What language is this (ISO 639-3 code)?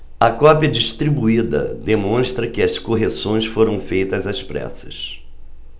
por